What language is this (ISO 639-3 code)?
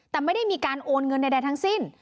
tha